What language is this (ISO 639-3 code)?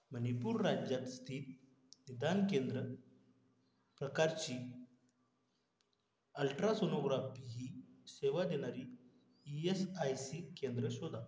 mar